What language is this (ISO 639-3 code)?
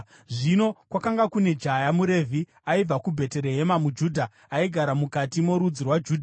sna